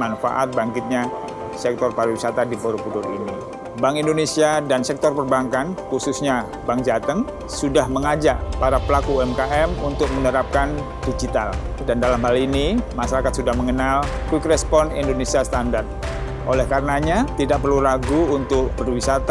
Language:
Indonesian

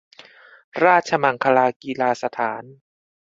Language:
Thai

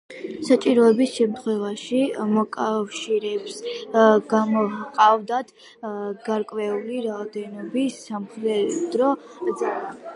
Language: Georgian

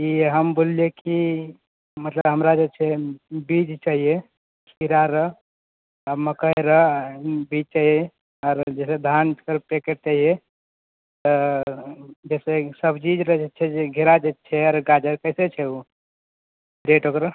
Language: Maithili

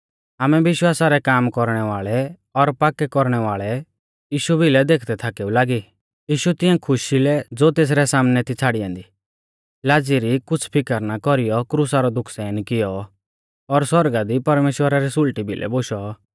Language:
Mahasu Pahari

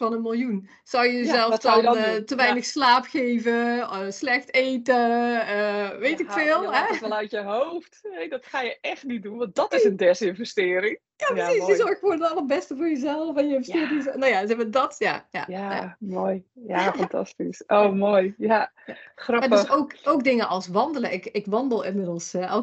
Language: Dutch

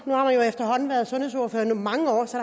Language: Danish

